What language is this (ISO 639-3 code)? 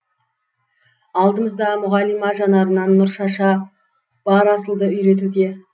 kaz